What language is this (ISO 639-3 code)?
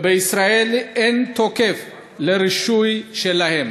heb